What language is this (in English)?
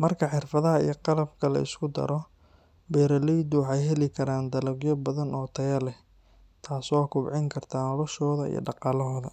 Somali